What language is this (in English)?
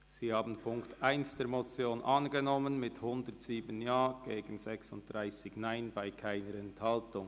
Swiss German